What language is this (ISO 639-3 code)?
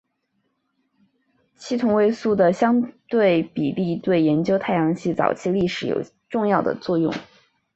zho